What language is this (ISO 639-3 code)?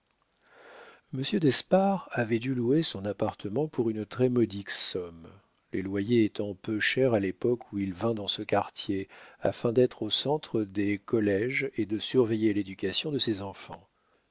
fra